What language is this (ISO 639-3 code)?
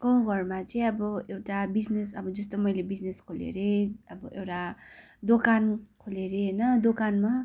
nep